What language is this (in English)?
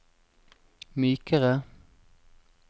Norwegian